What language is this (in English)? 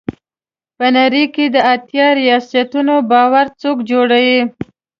Pashto